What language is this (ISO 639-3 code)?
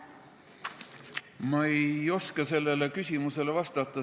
est